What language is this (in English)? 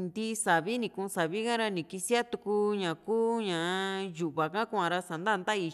Juxtlahuaca Mixtec